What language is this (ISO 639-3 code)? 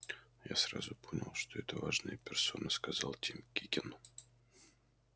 rus